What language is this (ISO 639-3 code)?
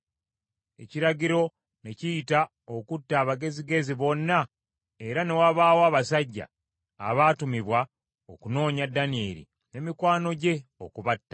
lug